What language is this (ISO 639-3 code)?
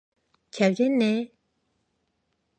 kor